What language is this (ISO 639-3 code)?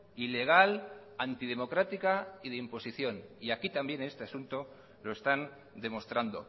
spa